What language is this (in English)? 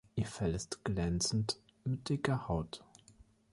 German